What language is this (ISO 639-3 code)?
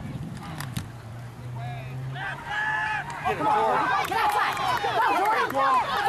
eng